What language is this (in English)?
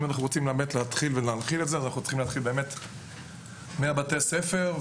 Hebrew